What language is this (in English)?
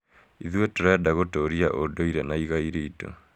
Kikuyu